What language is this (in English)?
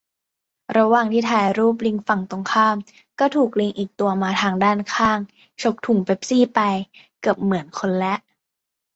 Thai